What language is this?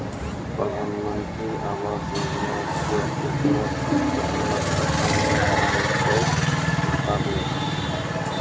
Maithili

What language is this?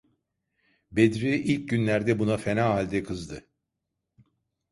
Turkish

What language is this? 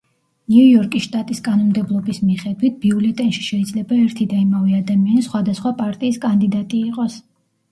Georgian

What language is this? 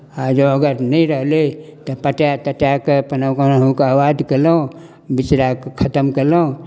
Maithili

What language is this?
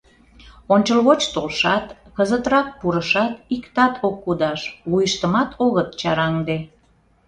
Mari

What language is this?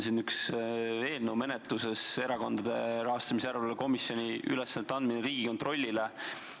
Estonian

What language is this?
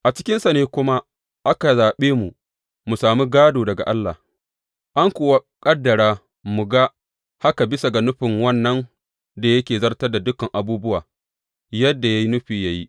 Hausa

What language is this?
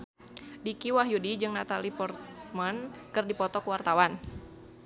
Sundanese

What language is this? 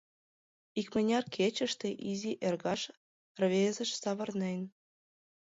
Mari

